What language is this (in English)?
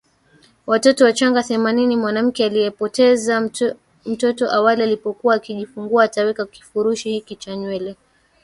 Swahili